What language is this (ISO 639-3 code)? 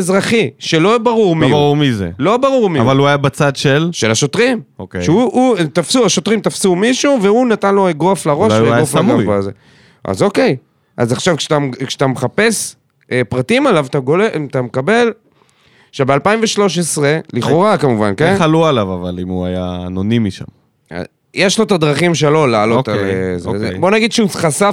heb